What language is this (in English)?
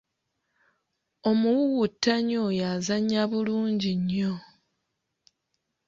Ganda